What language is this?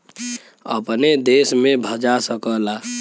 Bhojpuri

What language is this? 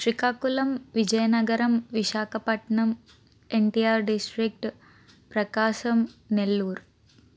Telugu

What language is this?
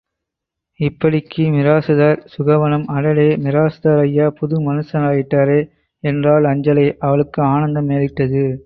Tamil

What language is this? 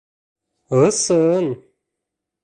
Bashkir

